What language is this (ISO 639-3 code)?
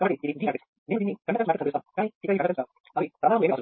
tel